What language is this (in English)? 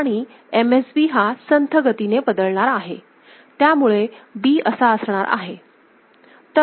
Marathi